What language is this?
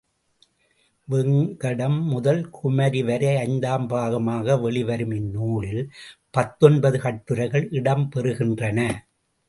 Tamil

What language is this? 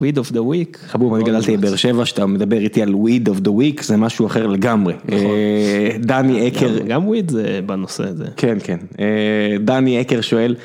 Hebrew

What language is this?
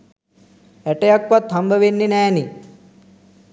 Sinhala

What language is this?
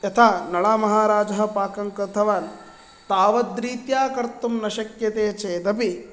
Sanskrit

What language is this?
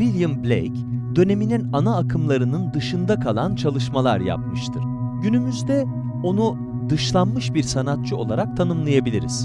Turkish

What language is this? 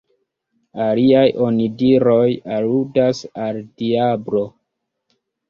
Esperanto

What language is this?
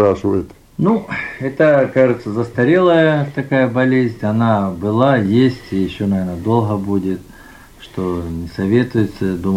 Russian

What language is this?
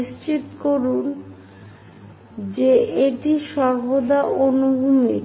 Bangla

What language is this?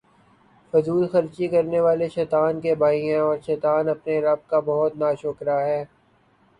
Urdu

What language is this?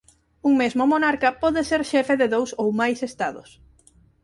Galician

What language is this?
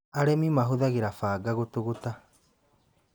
Kikuyu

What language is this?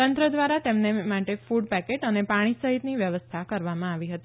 Gujarati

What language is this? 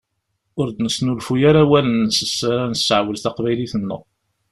Kabyle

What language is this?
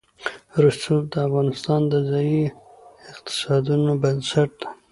Pashto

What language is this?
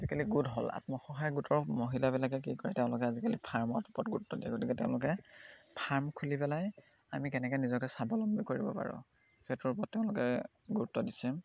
Assamese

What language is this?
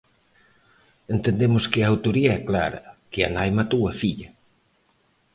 Galician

